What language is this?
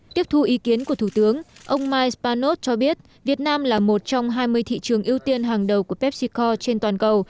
Vietnamese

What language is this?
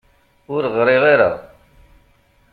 Kabyle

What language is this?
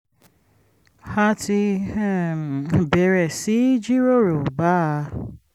Yoruba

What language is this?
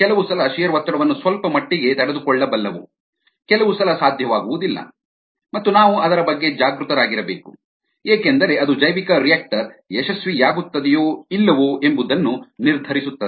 Kannada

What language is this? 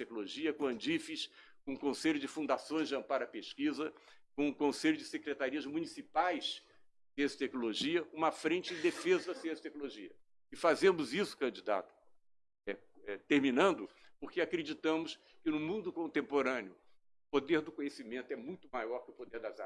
Portuguese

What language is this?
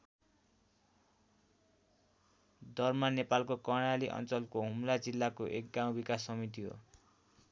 Nepali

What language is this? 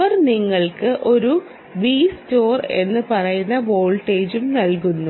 Malayalam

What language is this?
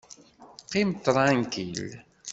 Kabyle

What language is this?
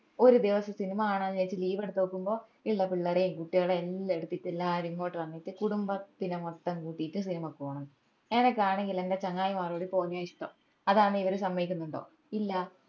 Malayalam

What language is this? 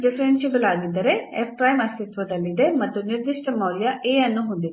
Kannada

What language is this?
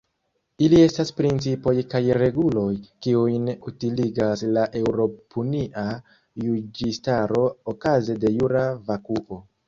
Esperanto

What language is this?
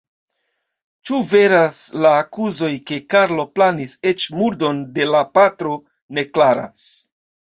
Esperanto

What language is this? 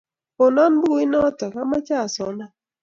Kalenjin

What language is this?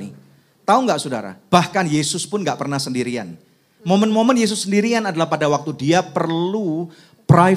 Indonesian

